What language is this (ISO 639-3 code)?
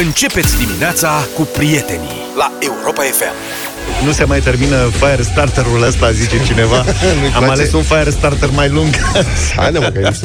ron